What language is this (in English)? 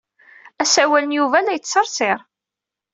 Kabyle